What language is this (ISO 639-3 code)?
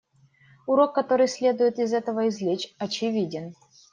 rus